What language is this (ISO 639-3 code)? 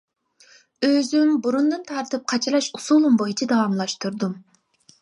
uig